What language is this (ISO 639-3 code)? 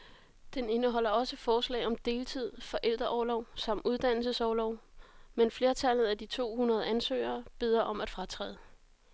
dan